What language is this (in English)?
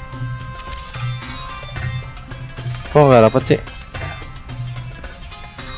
Indonesian